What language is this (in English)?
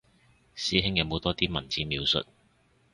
Cantonese